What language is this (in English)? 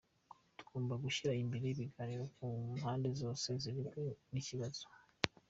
Kinyarwanda